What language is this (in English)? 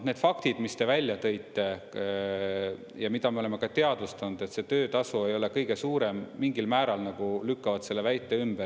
Estonian